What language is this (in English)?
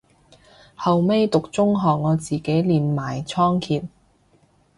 Cantonese